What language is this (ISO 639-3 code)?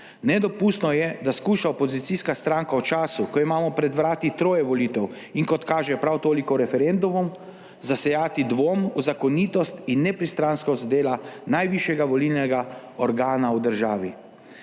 slv